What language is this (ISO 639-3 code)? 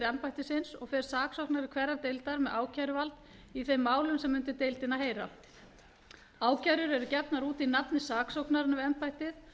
isl